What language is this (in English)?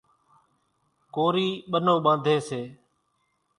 Kachi Koli